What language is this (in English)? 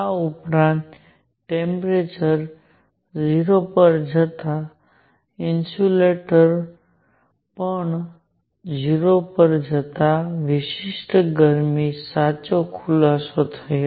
Gujarati